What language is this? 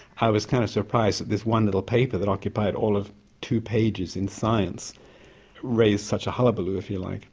English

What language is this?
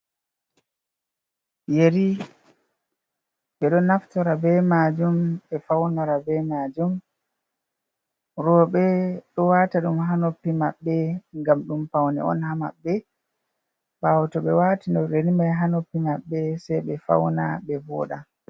Fula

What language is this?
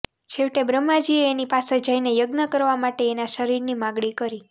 Gujarati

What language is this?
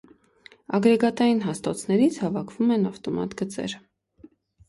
Armenian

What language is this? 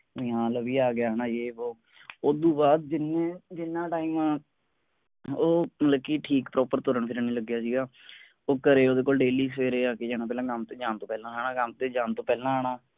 Punjabi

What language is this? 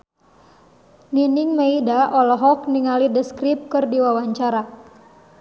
Sundanese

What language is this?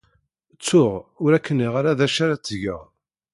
Kabyle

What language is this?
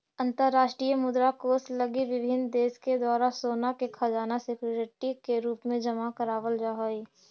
Magahi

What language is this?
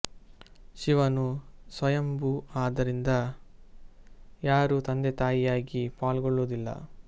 Kannada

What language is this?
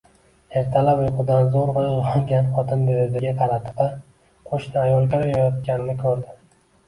Uzbek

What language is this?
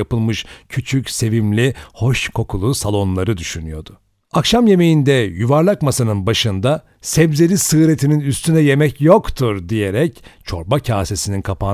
Turkish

